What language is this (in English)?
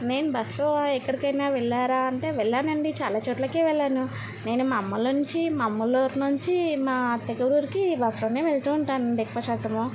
Telugu